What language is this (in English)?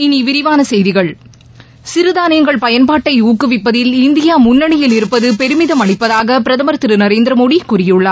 Tamil